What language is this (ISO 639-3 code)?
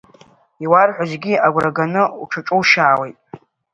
abk